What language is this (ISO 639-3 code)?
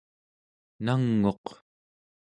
esu